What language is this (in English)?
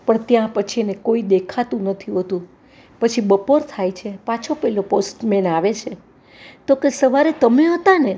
Gujarati